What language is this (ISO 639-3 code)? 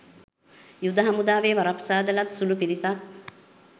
sin